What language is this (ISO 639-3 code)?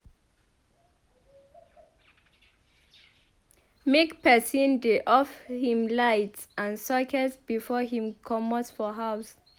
pcm